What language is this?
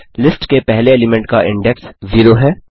Hindi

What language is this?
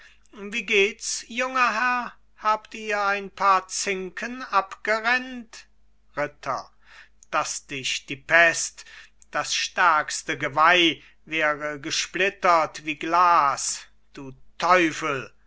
German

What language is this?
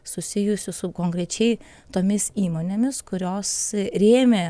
Lithuanian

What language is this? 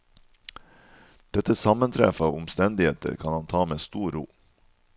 Norwegian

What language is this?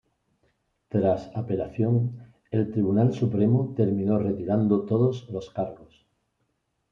Spanish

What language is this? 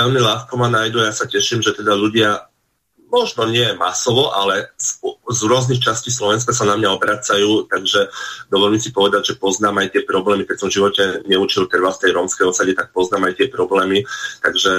Slovak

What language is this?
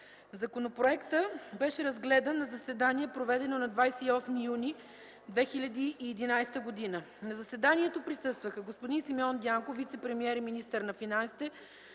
Bulgarian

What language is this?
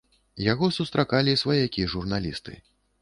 Belarusian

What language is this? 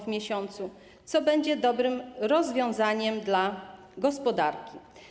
Polish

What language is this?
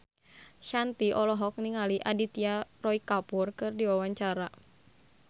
Sundanese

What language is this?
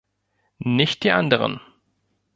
German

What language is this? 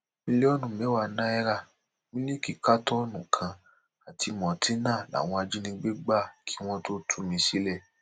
Yoruba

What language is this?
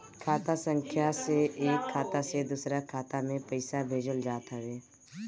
Bhojpuri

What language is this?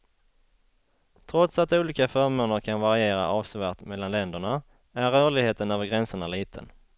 Swedish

